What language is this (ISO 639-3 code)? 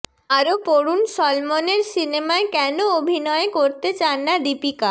ben